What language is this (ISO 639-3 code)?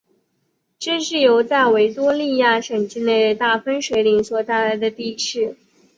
zho